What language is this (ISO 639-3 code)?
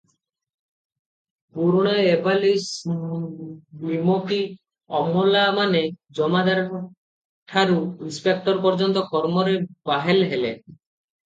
ori